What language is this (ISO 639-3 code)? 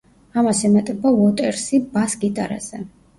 kat